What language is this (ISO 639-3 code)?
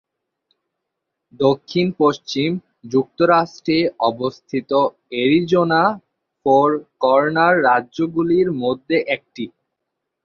ben